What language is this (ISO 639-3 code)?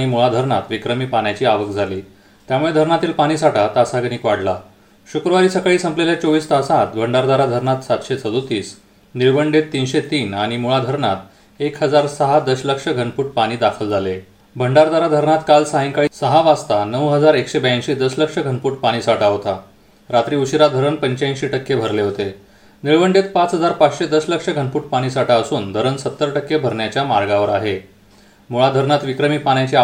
mar